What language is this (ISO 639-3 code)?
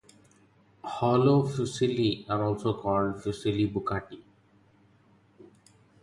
eng